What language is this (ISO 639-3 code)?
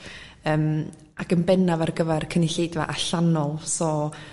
cym